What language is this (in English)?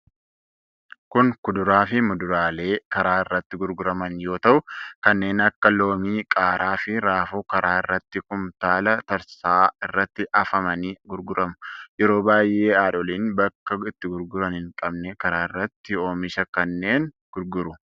Oromo